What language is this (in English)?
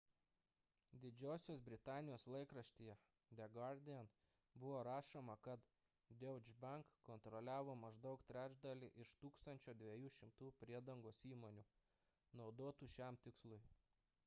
Lithuanian